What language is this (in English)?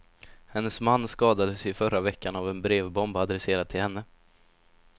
Swedish